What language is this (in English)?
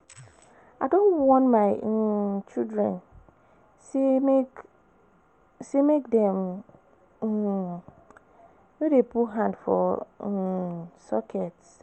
Nigerian Pidgin